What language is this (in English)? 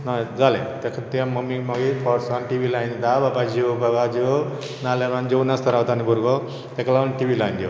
Konkani